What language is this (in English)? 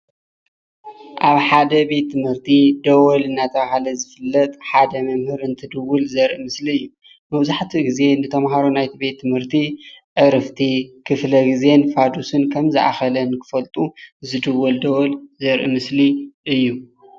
Tigrinya